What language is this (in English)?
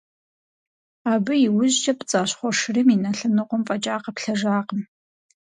Kabardian